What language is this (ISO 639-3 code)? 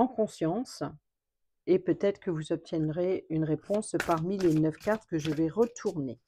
fra